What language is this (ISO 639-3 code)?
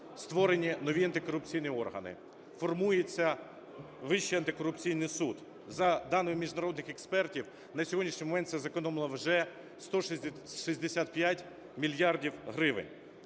ukr